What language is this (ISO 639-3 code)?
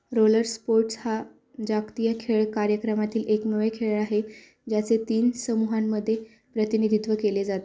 mar